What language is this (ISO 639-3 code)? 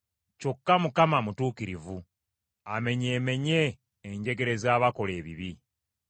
lug